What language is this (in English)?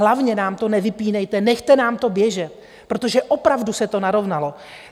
Czech